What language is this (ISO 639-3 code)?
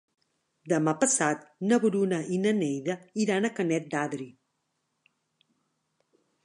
cat